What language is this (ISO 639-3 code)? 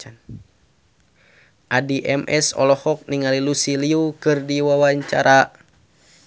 sun